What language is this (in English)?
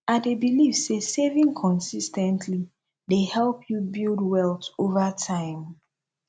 Nigerian Pidgin